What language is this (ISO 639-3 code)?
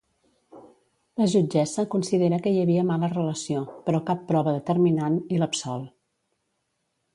cat